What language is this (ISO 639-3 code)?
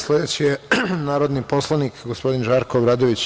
srp